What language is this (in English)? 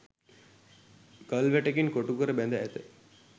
Sinhala